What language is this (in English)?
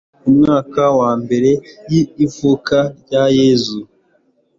Kinyarwanda